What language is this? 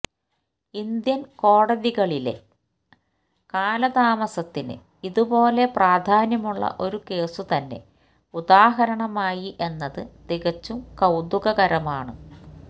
Malayalam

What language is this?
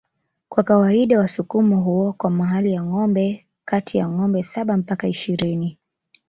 Swahili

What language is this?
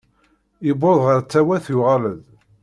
Kabyle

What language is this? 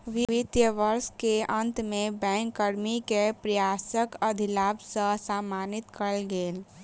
Maithili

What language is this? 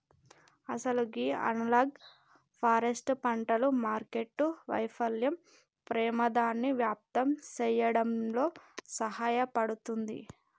Telugu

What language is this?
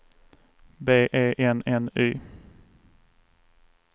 Swedish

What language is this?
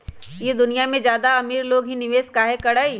Magahi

